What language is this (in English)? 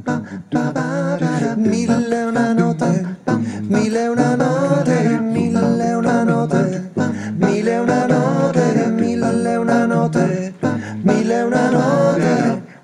Italian